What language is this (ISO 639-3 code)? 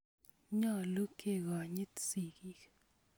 kln